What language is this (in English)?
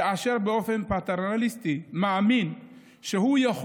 Hebrew